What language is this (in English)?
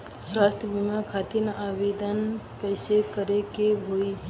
Bhojpuri